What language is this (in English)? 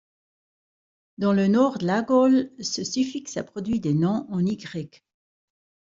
French